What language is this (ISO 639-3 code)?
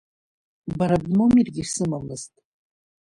abk